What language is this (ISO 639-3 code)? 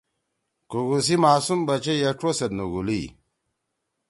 trw